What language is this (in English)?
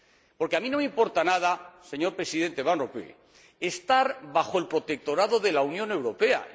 Spanish